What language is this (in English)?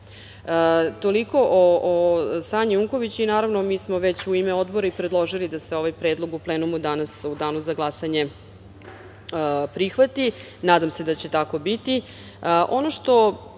Serbian